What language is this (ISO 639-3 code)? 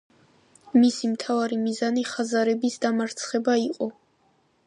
kat